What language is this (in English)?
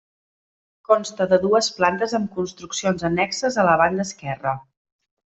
Catalan